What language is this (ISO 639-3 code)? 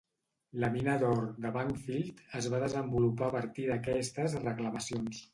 cat